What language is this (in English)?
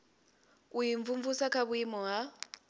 Venda